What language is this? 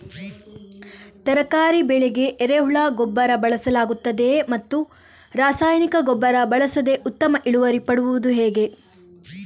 Kannada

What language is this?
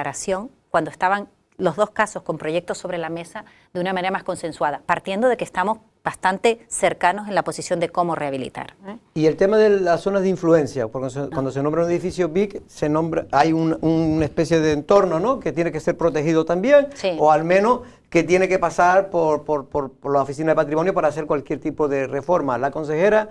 Spanish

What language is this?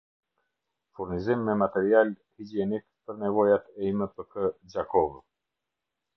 Albanian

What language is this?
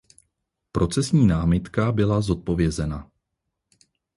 Czech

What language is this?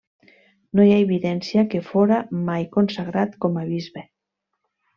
Catalan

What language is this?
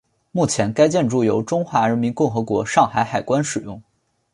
Chinese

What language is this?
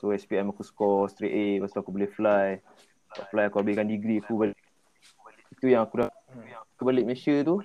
Malay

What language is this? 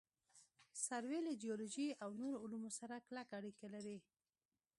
Pashto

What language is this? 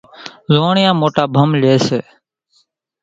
Kachi Koli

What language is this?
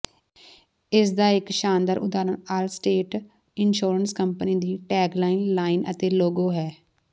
Punjabi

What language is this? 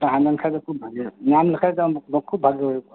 Santali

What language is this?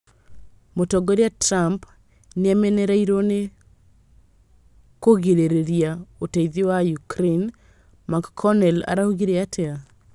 Kikuyu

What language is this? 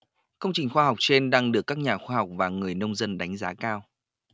Vietnamese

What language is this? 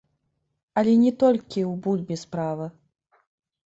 Belarusian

